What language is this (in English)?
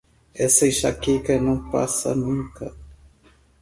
Portuguese